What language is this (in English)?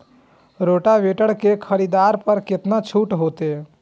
Maithili